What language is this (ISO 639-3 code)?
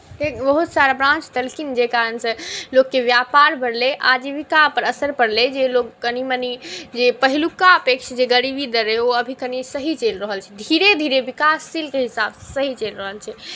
mai